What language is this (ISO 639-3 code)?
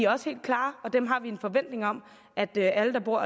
dan